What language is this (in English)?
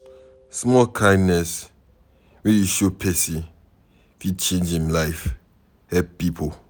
Nigerian Pidgin